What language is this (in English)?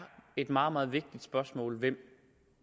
Danish